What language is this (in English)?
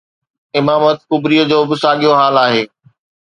Sindhi